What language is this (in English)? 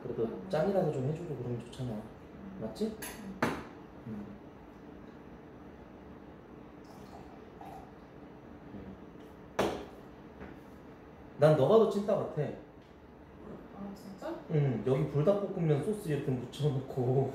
Korean